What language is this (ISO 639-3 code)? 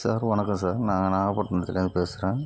tam